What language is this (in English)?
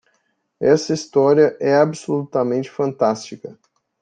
Portuguese